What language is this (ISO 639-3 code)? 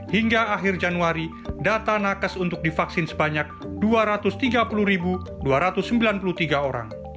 ind